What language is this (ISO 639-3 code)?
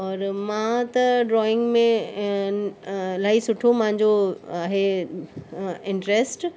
snd